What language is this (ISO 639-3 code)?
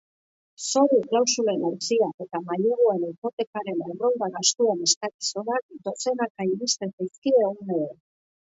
eus